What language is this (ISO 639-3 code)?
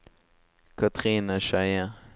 nor